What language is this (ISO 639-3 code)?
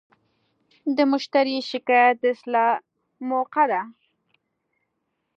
pus